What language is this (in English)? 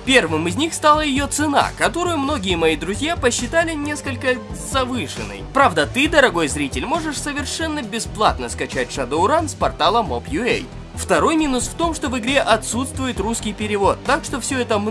Russian